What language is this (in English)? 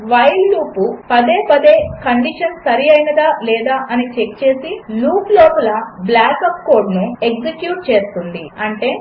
Telugu